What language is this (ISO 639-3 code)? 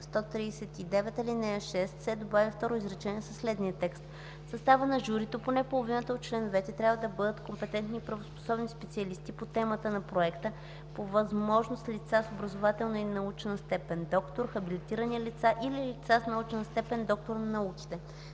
bul